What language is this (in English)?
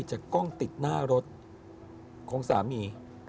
Thai